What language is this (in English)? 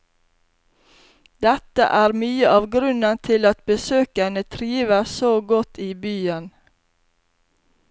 Norwegian